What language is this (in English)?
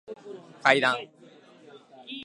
Japanese